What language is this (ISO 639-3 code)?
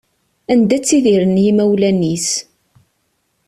kab